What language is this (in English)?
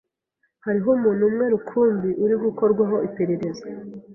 Kinyarwanda